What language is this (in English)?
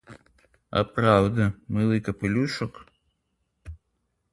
Ukrainian